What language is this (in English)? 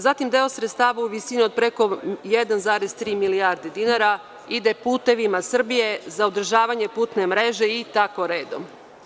Serbian